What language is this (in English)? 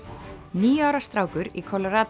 Icelandic